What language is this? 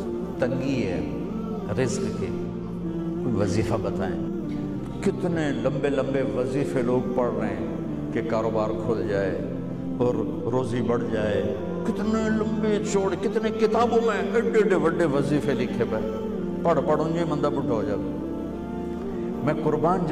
Arabic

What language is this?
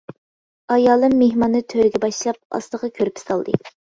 Uyghur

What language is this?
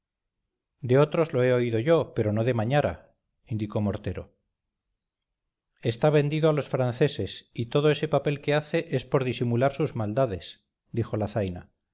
Spanish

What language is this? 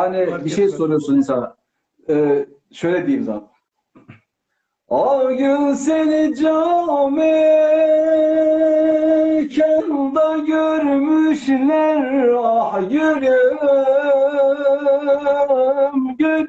Turkish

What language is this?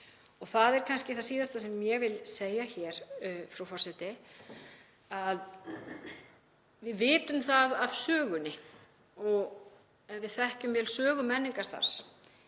Icelandic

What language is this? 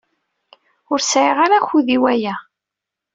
Kabyle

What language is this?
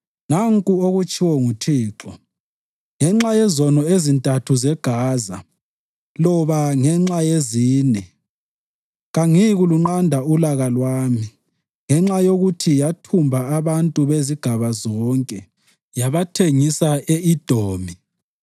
North Ndebele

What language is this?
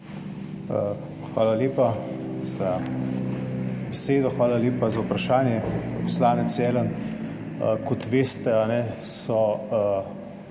Slovenian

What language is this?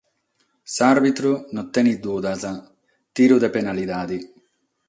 Sardinian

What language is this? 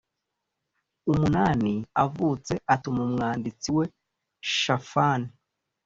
Kinyarwanda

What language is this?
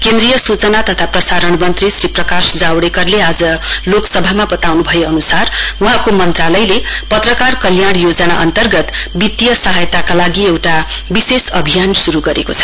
Nepali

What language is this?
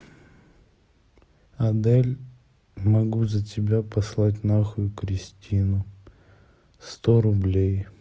Russian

